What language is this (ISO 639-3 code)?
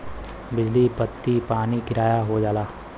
bho